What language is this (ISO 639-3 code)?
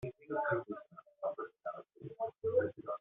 kab